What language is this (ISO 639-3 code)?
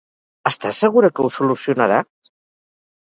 cat